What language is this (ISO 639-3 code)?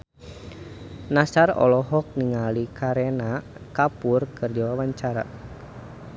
sun